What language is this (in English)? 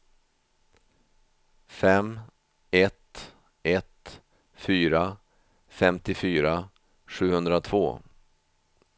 Swedish